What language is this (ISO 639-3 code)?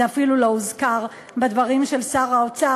heb